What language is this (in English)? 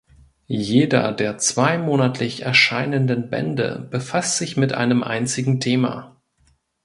German